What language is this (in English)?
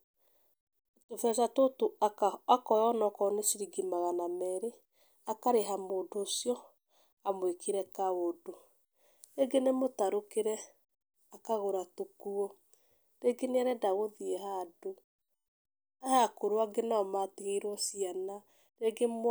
Kikuyu